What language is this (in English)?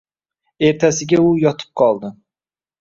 Uzbek